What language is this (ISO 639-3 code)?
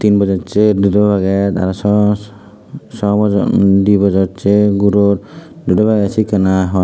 ccp